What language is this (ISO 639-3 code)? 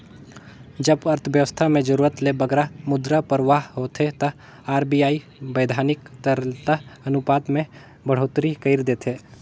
hne